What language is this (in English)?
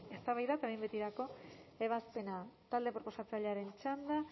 Basque